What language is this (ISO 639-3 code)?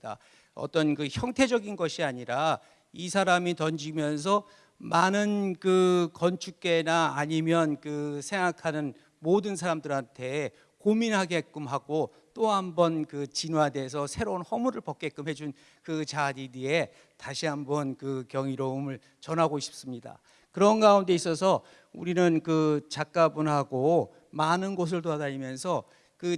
kor